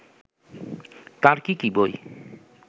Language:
Bangla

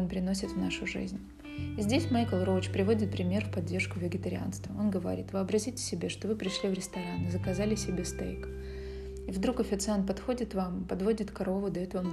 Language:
Russian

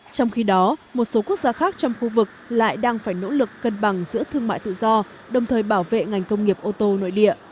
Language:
Vietnamese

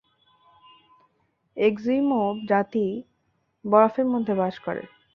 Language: Bangla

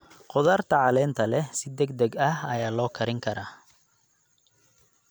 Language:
Somali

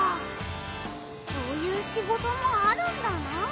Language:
Japanese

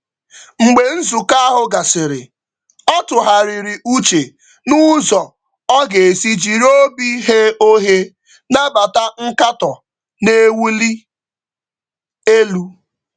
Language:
Igbo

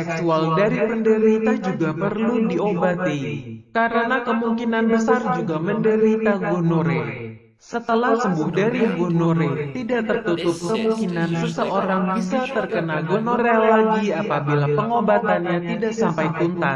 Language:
Indonesian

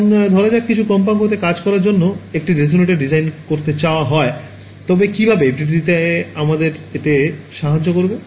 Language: Bangla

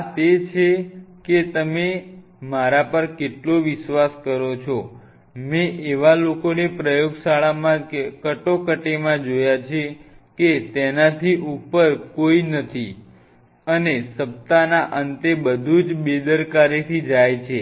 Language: Gujarati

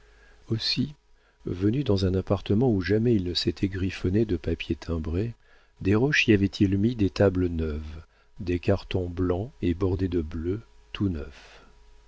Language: French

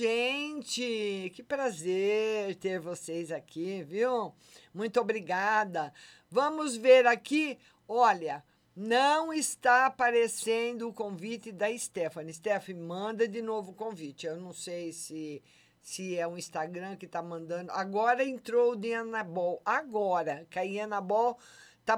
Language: Portuguese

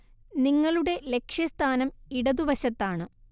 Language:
Malayalam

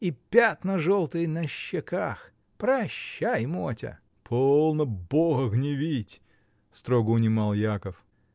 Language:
Russian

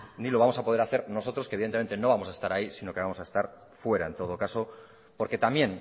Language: Spanish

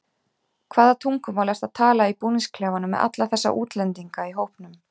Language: Icelandic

